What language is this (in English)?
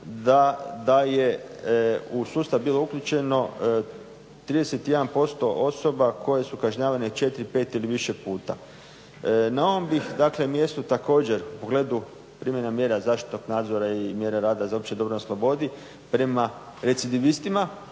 Croatian